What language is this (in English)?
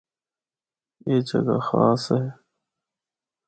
Northern Hindko